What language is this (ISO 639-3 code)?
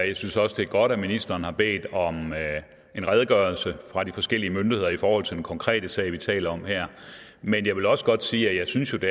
dan